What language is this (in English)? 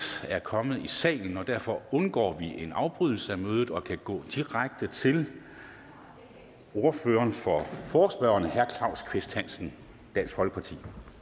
Danish